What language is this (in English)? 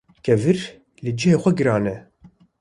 Kurdish